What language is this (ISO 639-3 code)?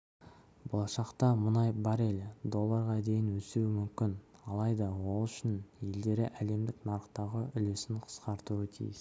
kaz